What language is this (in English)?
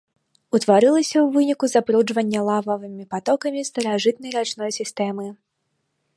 Belarusian